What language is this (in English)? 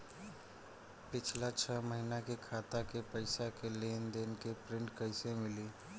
Bhojpuri